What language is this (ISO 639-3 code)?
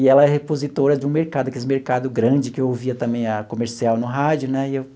por